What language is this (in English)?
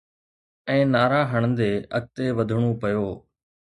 Sindhi